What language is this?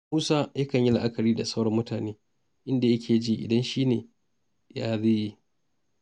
Hausa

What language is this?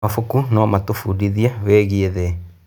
Kikuyu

